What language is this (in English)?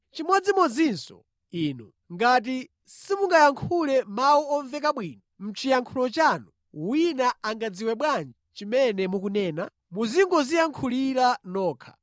Nyanja